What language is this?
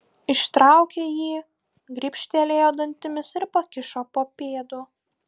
Lithuanian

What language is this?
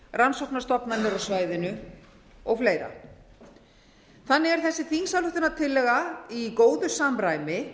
Icelandic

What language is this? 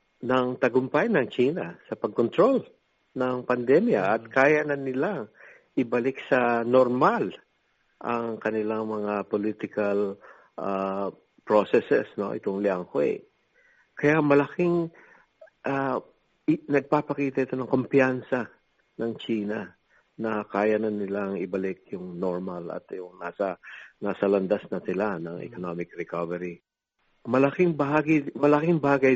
Filipino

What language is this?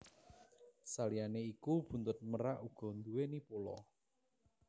Javanese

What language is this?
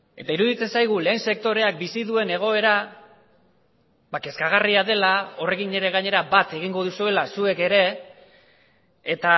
Basque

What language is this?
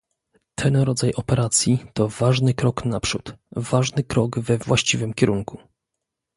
Polish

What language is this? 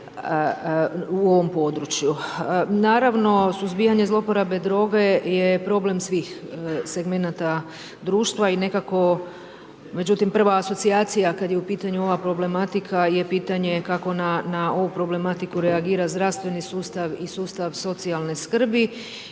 Croatian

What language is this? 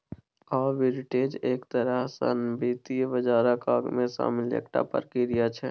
Maithili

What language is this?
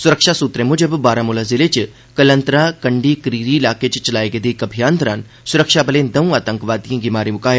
Dogri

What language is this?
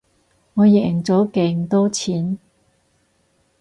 Cantonese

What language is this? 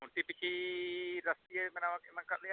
Santali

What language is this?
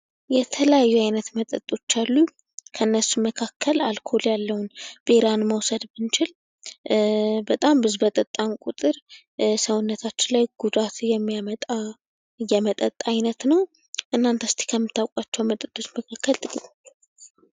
Amharic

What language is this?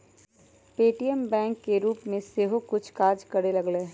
Magahi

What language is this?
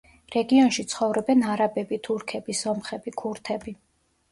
Georgian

